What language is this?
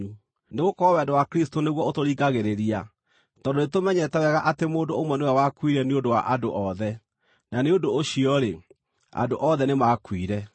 Kikuyu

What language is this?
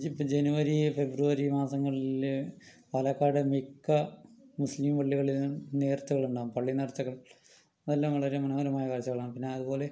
Malayalam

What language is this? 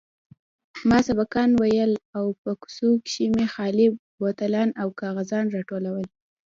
Pashto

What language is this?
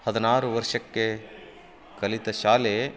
Kannada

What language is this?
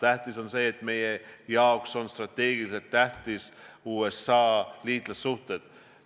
Estonian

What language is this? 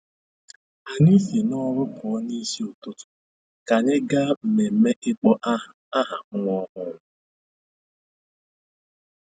Igbo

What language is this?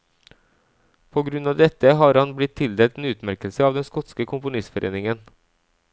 Norwegian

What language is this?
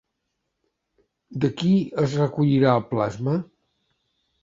Catalan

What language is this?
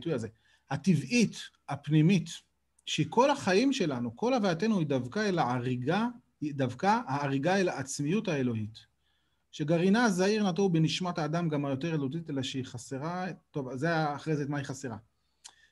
Hebrew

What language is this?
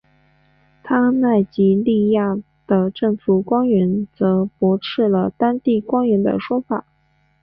Chinese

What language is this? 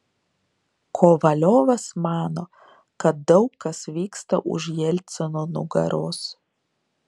Lithuanian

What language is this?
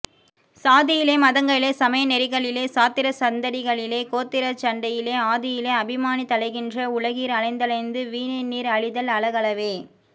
Tamil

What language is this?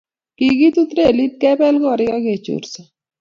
Kalenjin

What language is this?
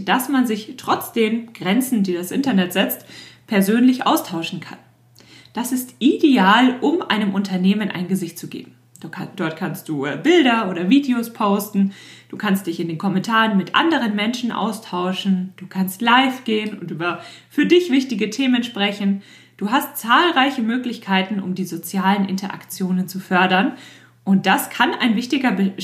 German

